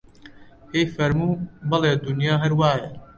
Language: Central Kurdish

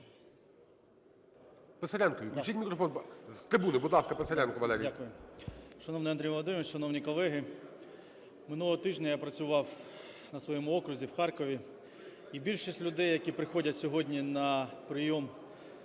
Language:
Ukrainian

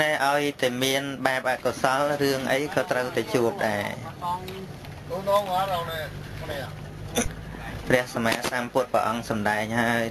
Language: Vietnamese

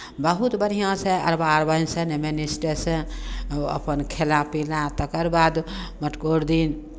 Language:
Maithili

